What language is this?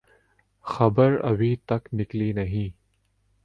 Urdu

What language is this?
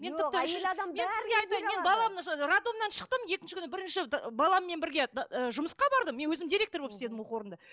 Kazakh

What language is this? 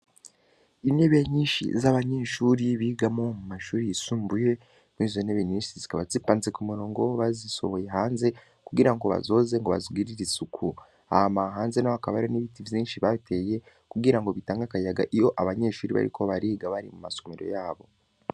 Rundi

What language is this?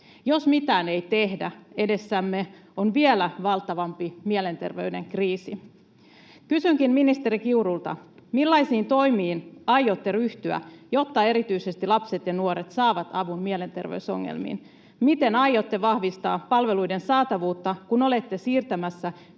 Finnish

